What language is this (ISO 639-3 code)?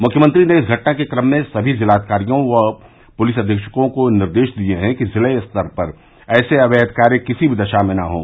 hin